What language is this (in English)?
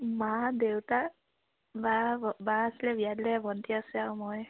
Assamese